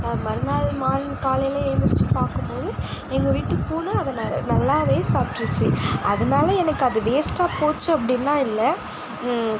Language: Tamil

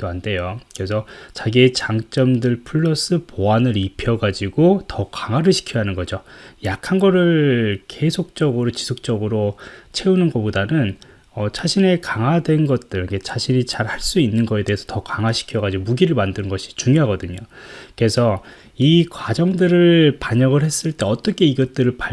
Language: Korean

